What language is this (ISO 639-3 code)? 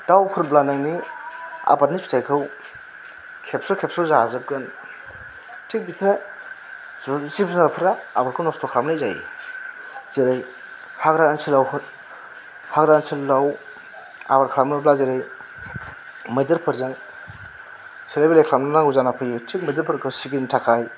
brx